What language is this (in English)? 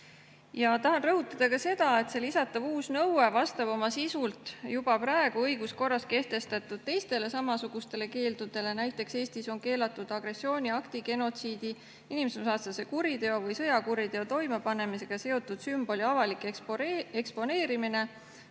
Estonian